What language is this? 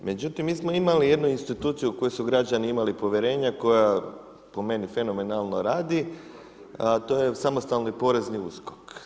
Croatian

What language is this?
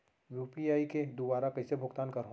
Chhattisgarhi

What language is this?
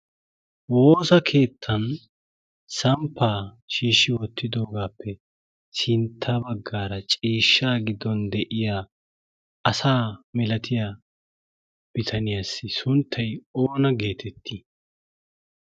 Wolaytta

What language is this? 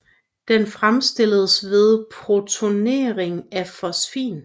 Danish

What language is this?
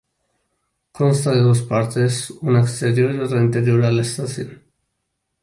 Spanish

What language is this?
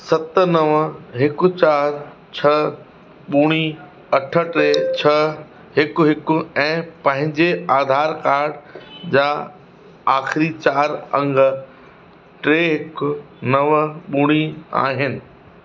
Sindhi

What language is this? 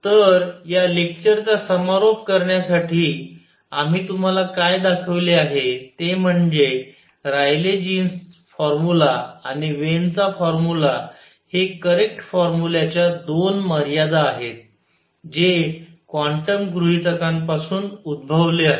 Marathi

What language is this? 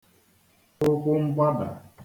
Igbo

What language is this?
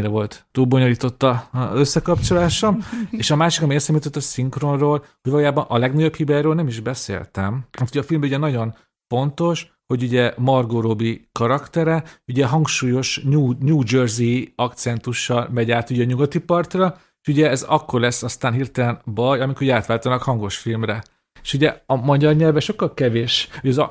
Hungarian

